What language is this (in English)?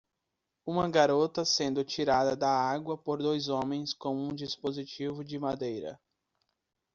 Portuguese